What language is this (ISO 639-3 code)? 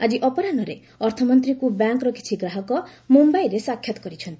ori